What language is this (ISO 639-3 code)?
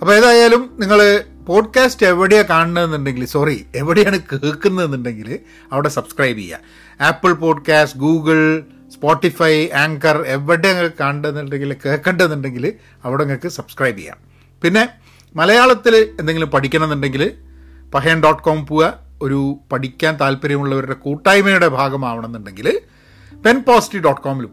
mal